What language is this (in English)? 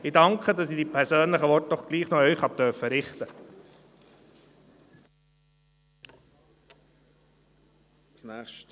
Swiss German